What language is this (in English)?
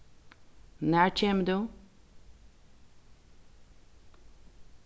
Faroese